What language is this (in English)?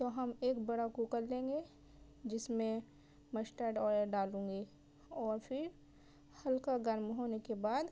Urdu